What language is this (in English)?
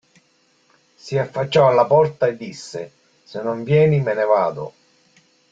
Italian